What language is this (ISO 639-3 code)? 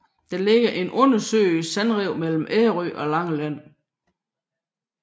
dan